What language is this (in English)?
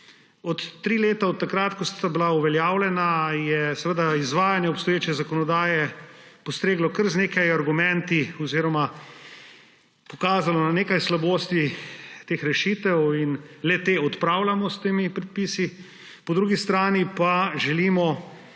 Slovenian